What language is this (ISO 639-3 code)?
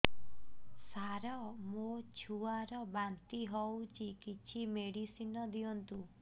ori